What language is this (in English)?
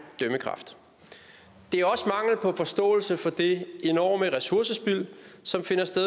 Danish